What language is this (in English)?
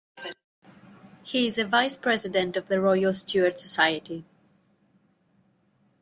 English